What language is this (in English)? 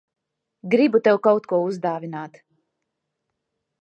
Latvian